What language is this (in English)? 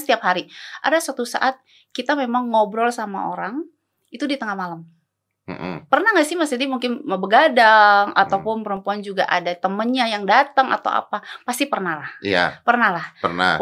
Indonesian